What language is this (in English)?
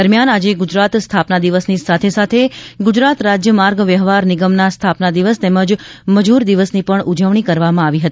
Gujarati